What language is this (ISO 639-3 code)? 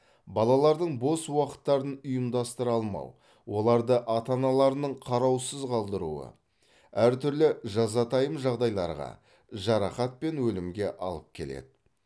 kaz